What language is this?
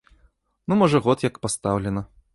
Belarusian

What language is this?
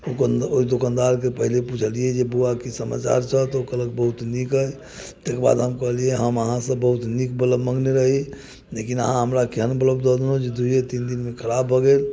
Maithili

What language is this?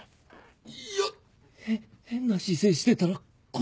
Japanese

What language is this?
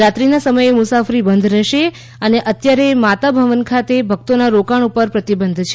Gujarati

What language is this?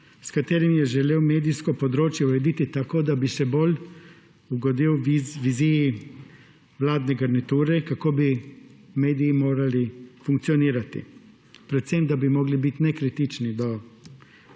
Slovenian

